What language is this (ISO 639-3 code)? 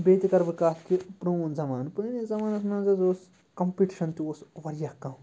kas